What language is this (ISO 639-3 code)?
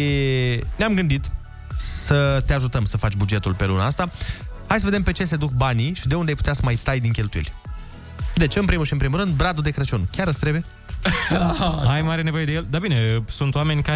ron